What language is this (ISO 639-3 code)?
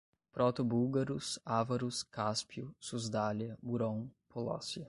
por